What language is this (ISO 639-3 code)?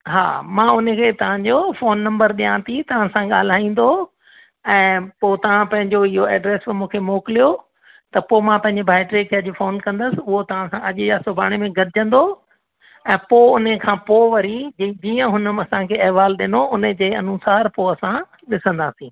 snd